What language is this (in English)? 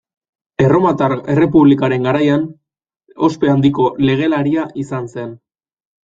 Basque